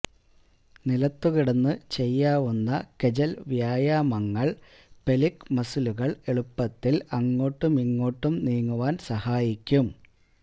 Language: Malayalam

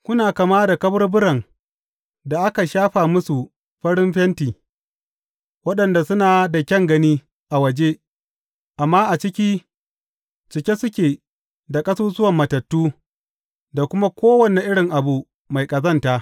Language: Hausa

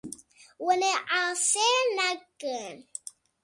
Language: Kurdish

